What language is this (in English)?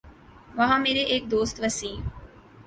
Urdu